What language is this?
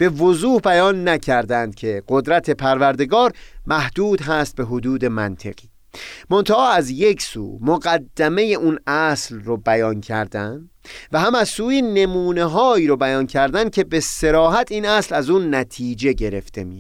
Persian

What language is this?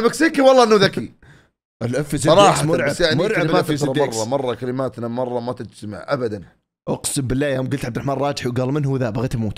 Arabic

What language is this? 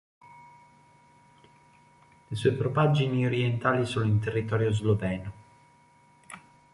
Italian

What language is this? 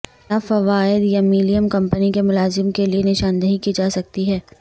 Urdu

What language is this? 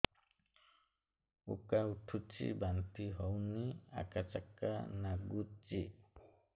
Odia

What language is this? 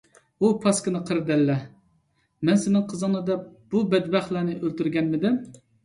Uyghur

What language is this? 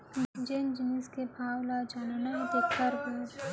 Chhattisgarhi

